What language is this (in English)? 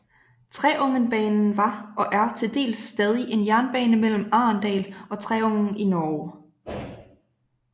Danish